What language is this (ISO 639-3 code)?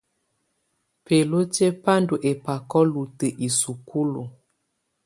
tvu